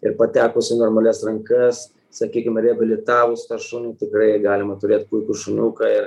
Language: Lithuanian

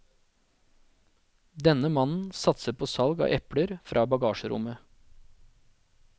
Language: Norwegian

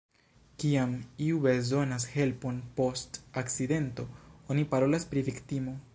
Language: Esperanto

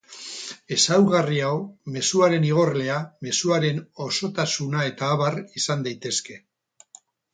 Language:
Basque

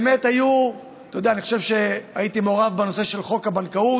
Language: Hebrew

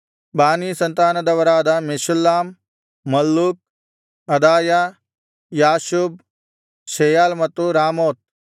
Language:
Kannada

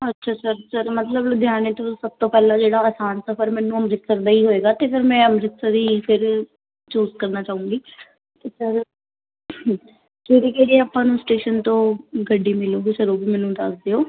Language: Punjabi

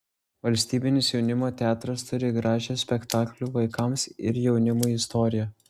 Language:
Lithuanian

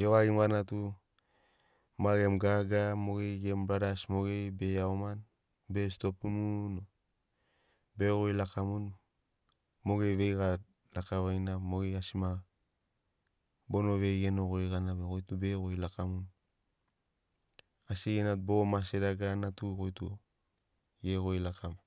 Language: Sinaugoro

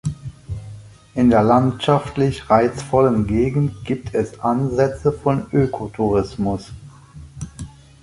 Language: German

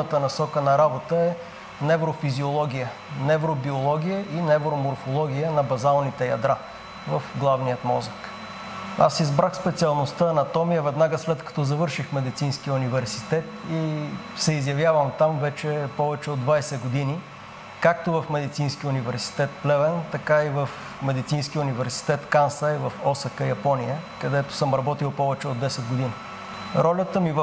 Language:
Bulgarian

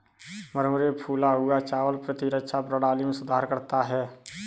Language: Hindi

